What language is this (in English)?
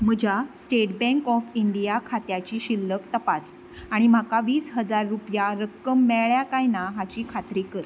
Konkani